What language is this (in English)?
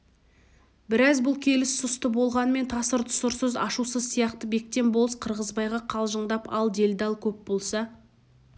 Kazakh